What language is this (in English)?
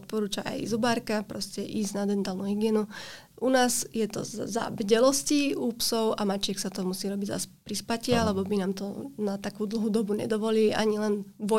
Slovak